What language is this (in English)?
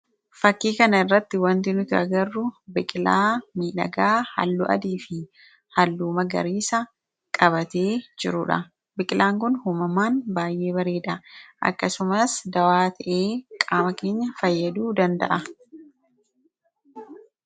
Oromo